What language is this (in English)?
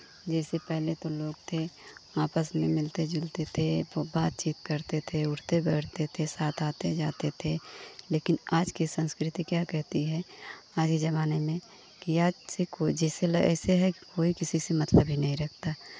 Hindi